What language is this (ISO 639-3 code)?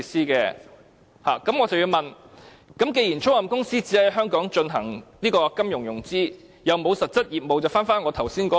yue